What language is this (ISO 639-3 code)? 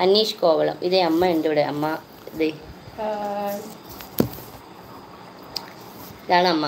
mal